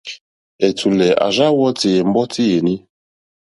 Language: Mokpwe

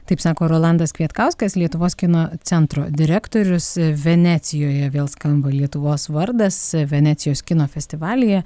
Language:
Lithuanian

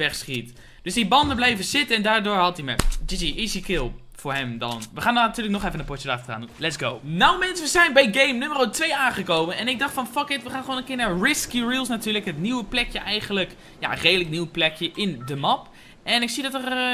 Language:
Dutch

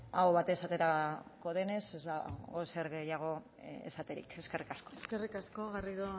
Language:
Basque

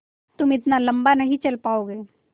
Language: Hindi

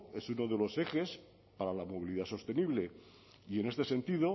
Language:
Spanish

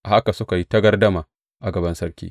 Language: Hausa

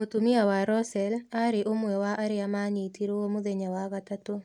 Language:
Kikuyu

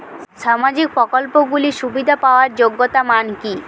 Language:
Bangla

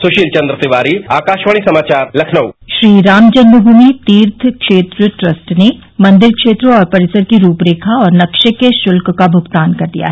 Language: Hindi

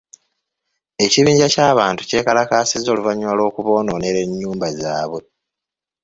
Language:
Ganda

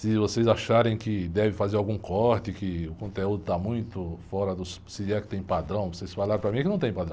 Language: Portuguese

